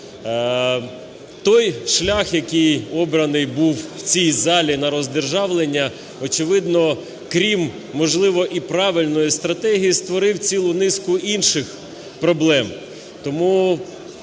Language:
Ukrainian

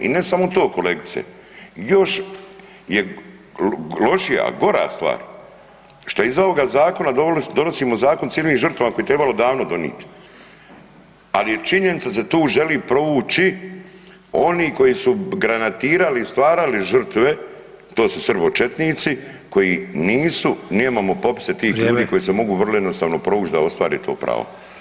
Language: Croatian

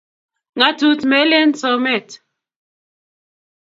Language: Kalenjin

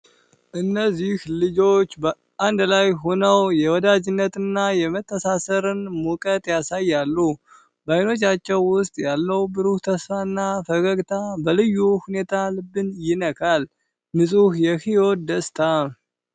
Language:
Amharic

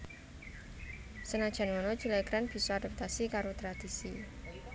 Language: Javanese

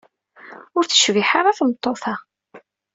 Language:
Kabyle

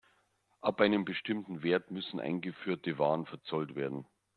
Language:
German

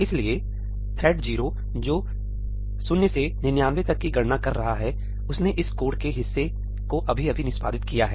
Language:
Hindi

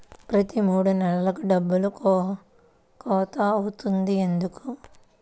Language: Telugu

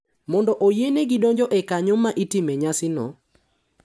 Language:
Luo (Kenya and Tanzania)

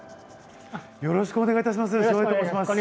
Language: Japanese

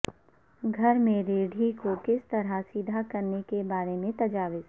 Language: Urdu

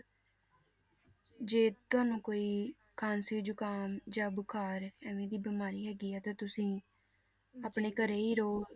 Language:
Punjabi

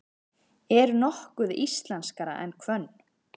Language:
Icelandic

